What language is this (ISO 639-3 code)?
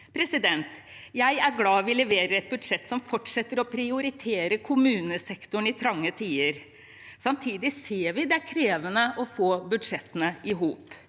nor